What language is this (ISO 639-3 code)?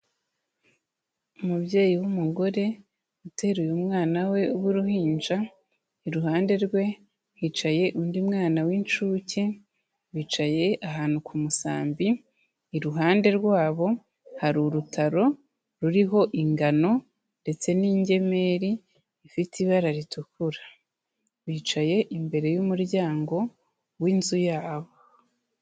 kin